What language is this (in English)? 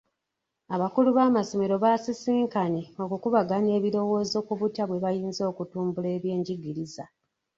Ganda